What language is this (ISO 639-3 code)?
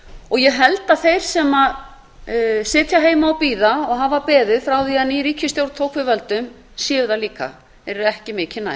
isl